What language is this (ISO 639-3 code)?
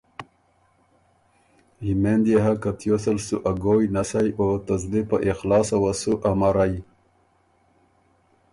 oru